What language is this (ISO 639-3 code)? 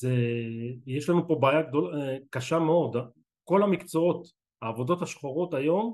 heb